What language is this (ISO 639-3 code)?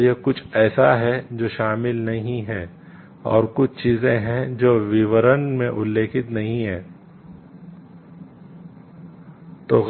hin